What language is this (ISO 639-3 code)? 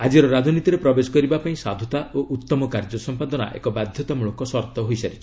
ori